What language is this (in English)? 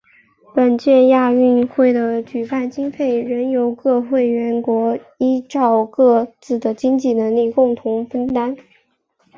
Chinese